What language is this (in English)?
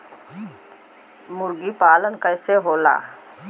Bhojpuri